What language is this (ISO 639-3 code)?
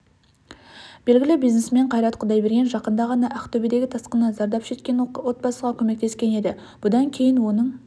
kaz